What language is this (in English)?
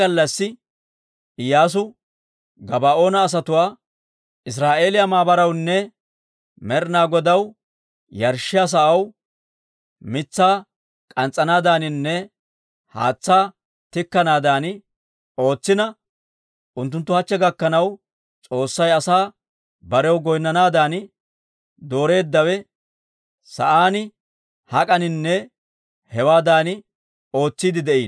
Dawro